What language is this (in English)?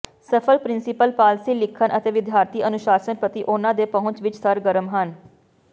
Punjabi